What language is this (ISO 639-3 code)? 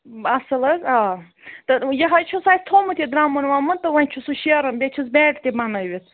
kas